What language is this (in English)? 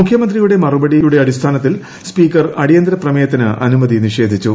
Malayalam